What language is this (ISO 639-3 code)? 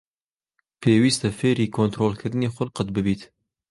ckb